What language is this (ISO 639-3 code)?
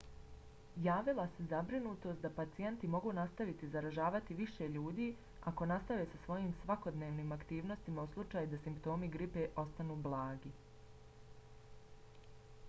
bos